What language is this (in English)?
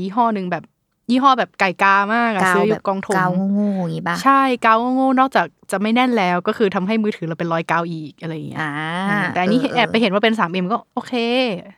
Thai